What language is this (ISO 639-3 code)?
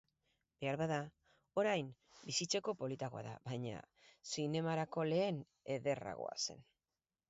eus